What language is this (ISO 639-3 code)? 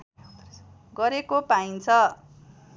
nep